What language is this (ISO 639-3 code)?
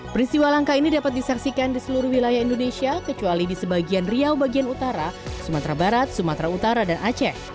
ind